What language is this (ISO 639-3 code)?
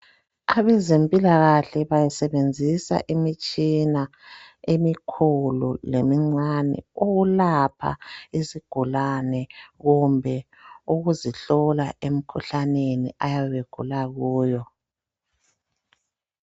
nde